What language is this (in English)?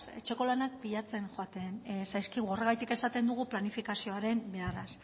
Basque